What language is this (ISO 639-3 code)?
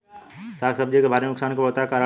bho